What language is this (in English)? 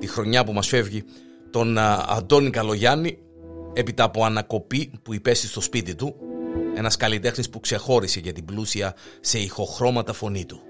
Greek